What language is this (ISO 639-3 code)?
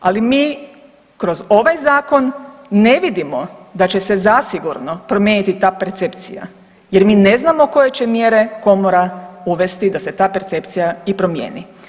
hrv